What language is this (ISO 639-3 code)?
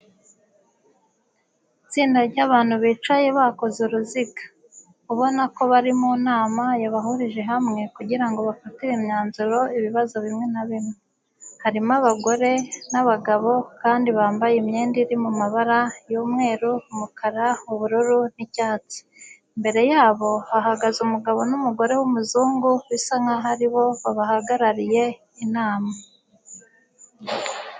kin